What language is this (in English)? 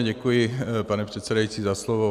Czech